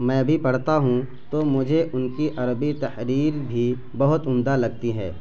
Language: Urdu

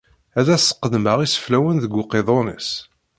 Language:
Kabyle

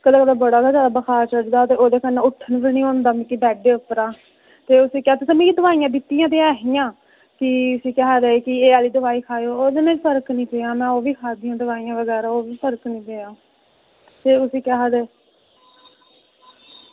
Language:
Dogri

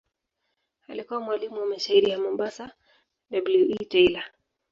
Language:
Swahili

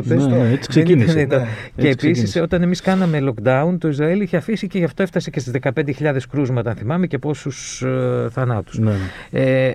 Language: Greek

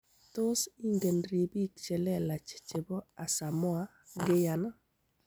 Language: Kalenjin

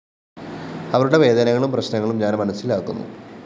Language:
Malayalam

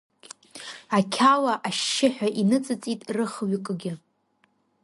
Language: Abkhazian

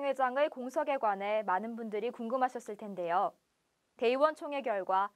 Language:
Korean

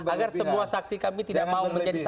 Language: Indonesian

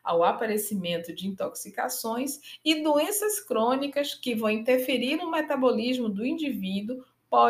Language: Portuguese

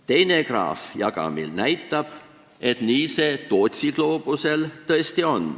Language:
Estonian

